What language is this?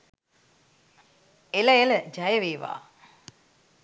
Sinhala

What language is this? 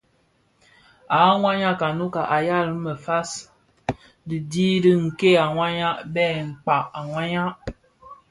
Bafia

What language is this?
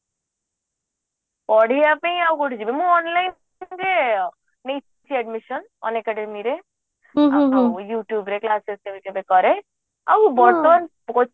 Odia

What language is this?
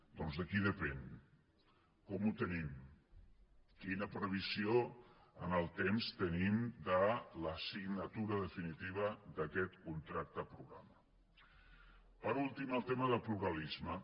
Catalan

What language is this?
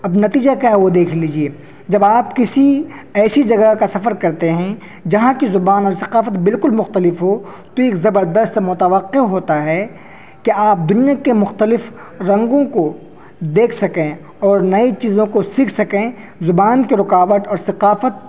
Urdu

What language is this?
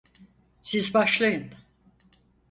Turkish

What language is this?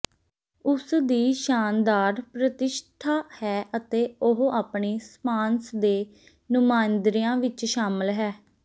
Punjabi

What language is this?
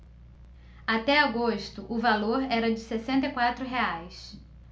Portuguese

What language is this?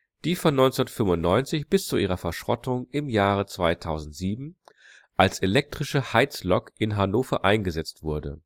German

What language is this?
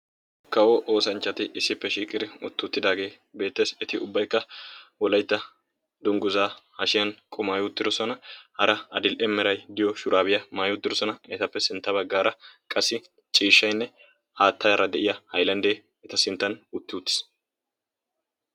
Wolaytta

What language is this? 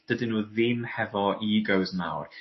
Welsh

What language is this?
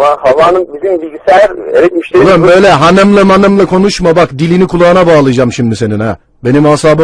Turkish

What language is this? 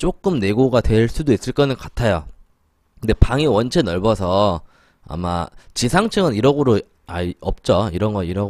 Korean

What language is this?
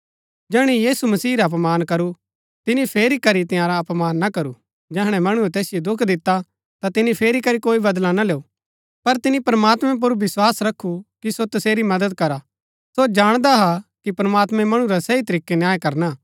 Gaddi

